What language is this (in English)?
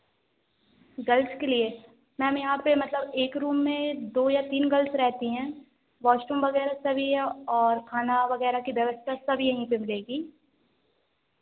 Hindi